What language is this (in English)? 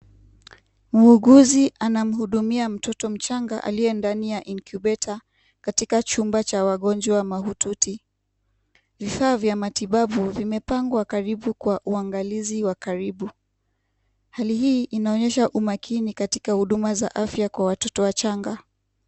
Swahili